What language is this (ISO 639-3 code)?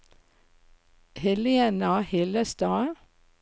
nor